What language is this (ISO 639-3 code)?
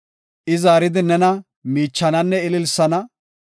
gof